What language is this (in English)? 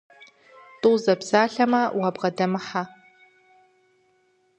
Kabardian